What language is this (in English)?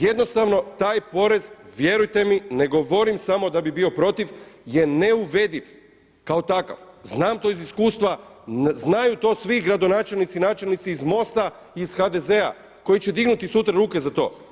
Croatian